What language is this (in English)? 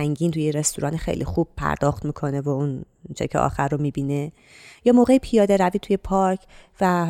Persian